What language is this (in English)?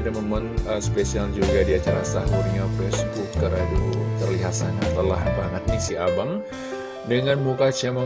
Indonesian